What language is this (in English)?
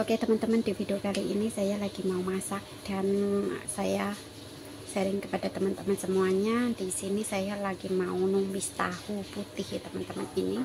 Indonesian